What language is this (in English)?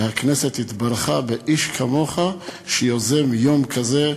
Hebrew